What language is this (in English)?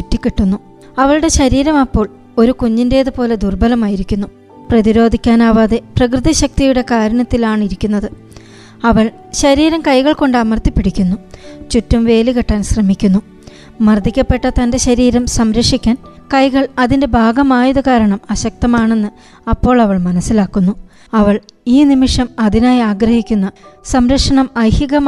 Malayalam